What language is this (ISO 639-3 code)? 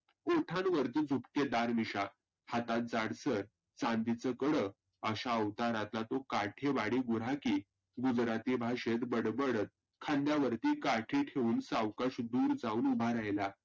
mar